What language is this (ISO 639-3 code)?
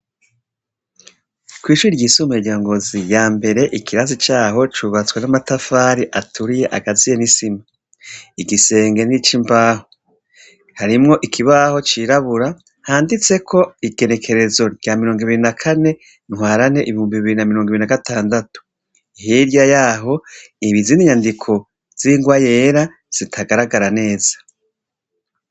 run